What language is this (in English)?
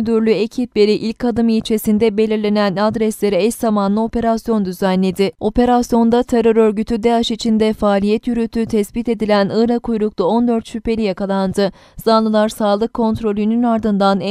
Turkish